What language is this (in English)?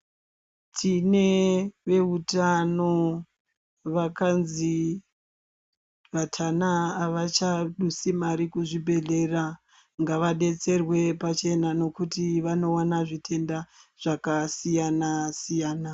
Ndau